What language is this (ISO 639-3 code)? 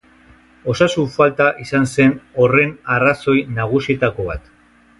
eus